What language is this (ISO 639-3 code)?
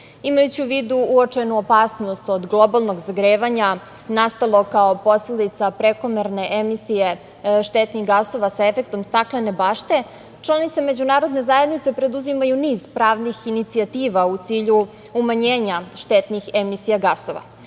srp